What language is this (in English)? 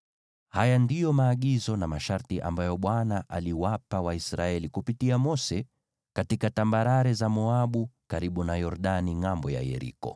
Swahili